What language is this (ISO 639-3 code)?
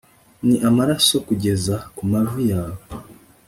kin